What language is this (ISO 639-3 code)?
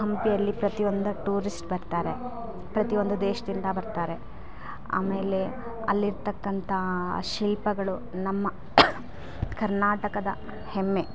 kan